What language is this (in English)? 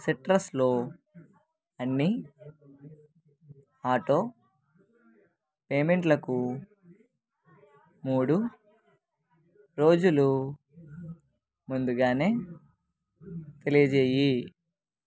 Telugu